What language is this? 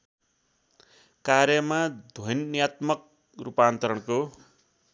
Nepali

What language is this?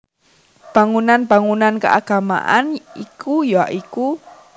Javanese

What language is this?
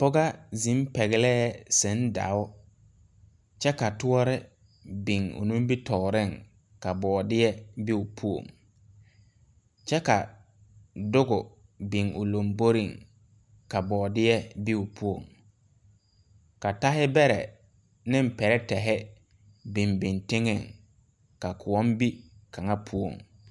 Southern Dagaare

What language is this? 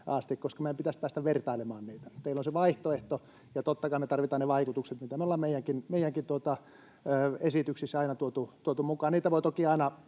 Finnish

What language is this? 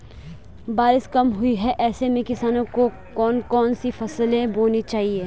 Hindi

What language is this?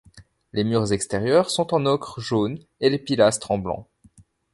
French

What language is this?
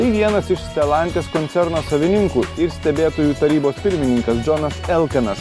Lithuanian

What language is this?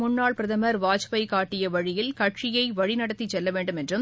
Tamil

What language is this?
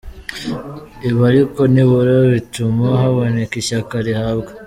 Kinyarwanda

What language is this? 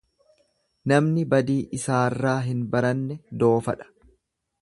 Oromo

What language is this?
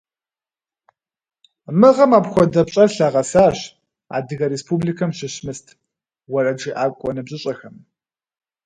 Kabardian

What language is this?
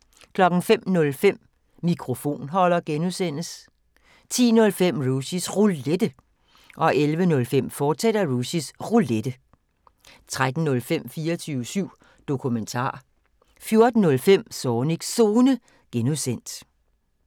Danish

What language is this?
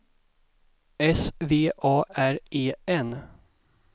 Swedish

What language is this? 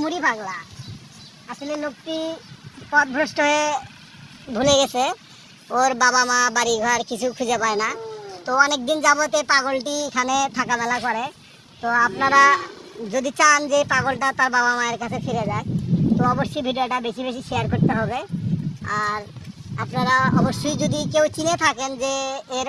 Turkish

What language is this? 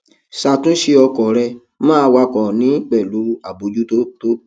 Yoruba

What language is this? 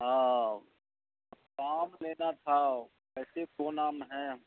Urdu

